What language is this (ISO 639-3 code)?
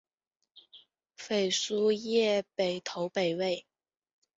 zho